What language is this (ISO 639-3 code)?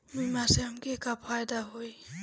bho